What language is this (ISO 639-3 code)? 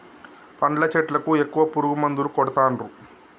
tel